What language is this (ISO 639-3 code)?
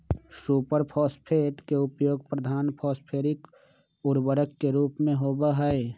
mag